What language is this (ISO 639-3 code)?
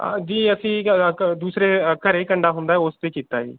pan